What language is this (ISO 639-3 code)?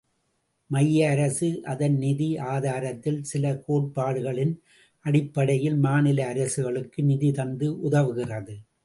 tam